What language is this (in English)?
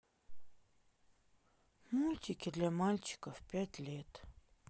Russian